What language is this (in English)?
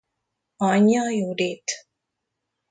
Hungarian